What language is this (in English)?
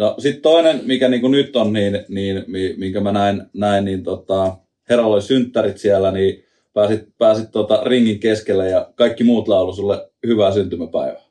Finnish